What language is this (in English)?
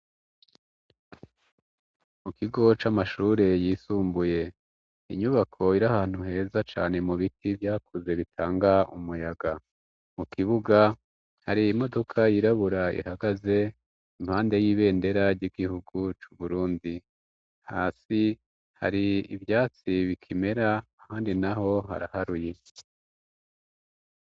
Rundi